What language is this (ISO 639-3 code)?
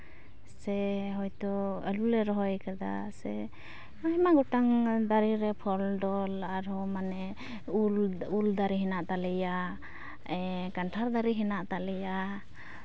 sat